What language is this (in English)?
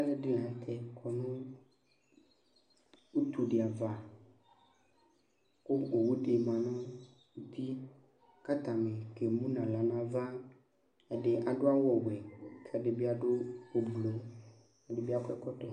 Ikposo